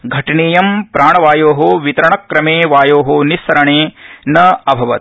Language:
Sanskrit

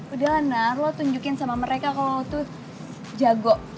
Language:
Indonesian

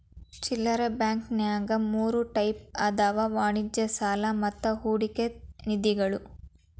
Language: Kannada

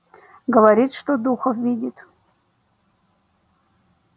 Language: Russian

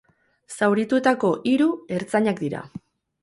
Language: Basque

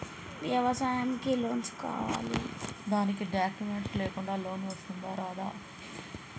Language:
Telugu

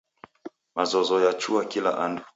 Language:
Taita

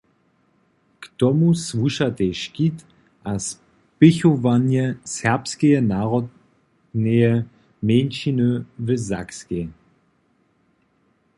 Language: Upper Sorbian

